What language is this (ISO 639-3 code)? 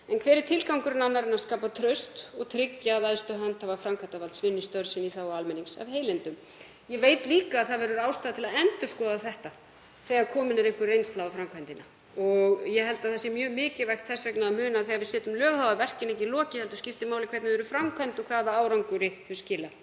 isl